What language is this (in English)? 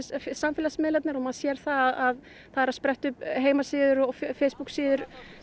Icelandic